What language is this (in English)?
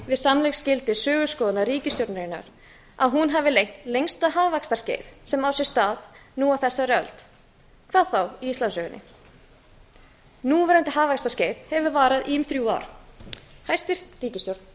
Icelandic